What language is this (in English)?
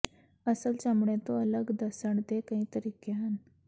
Punjabi